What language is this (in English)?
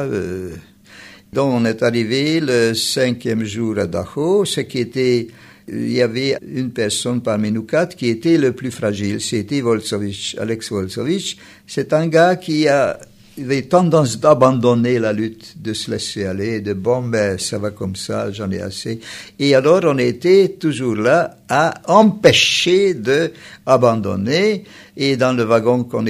French